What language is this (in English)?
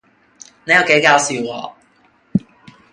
Cantonese